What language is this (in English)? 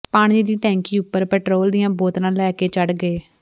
Punjabi